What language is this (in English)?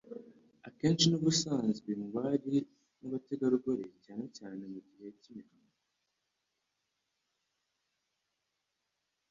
Kinyarwanda